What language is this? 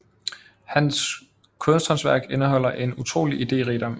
Danish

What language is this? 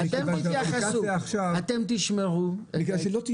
Hebrew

